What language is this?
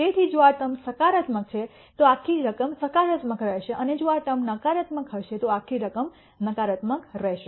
Gujarati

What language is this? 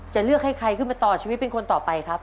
Thai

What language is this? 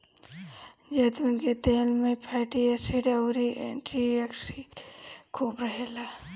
Bhojpuri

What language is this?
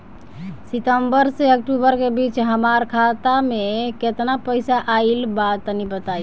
Bhojpuri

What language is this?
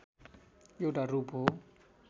Nepali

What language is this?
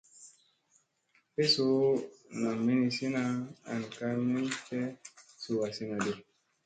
Musey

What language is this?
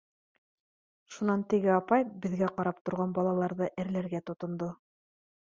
Bashkir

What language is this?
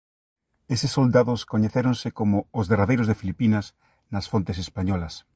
Galician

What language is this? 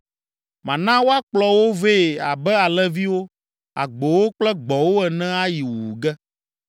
Ewe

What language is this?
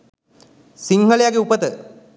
Sinhala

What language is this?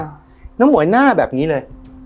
Thai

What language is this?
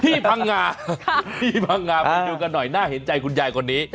Thai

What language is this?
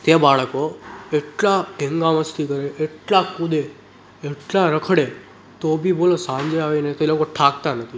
Gujarati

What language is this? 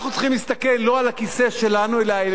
Hebrew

